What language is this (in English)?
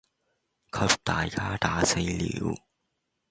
Cantonese